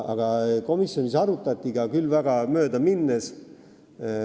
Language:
Estonian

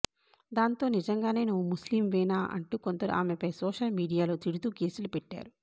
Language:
Telugu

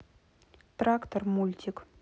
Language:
Russian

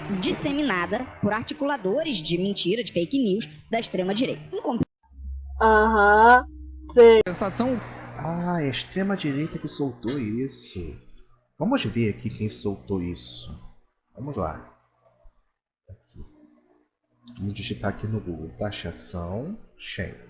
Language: Portuguese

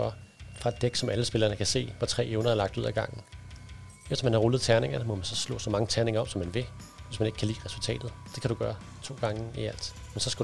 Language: Danish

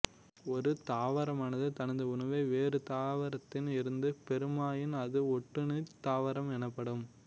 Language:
Tamil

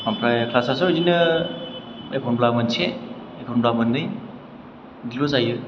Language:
Bodo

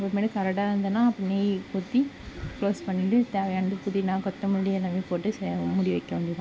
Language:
Tamil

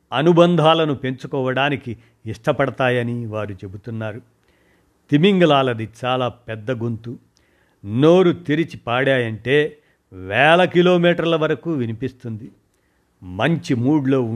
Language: Telugu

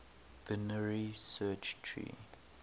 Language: English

